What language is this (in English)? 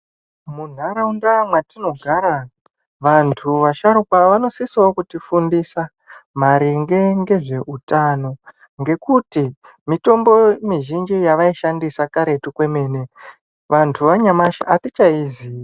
Ndau